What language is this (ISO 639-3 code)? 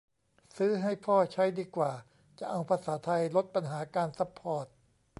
tha